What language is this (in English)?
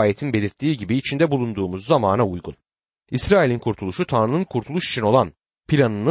Turkish